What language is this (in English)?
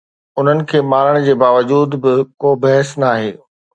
Sindhi